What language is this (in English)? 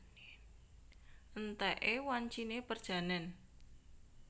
Javanese